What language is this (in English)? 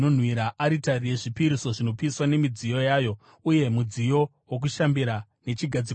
Shona